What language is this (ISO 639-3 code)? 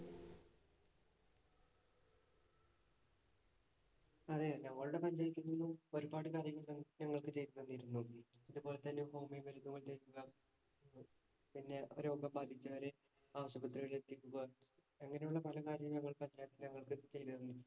mal